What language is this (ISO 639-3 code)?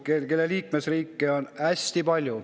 est